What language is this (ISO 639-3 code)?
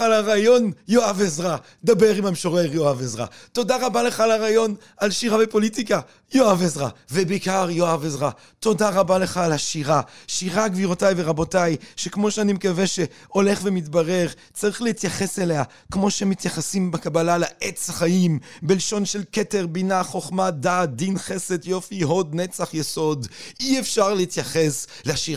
heb